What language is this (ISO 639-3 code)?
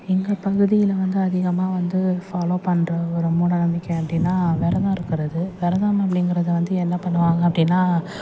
tam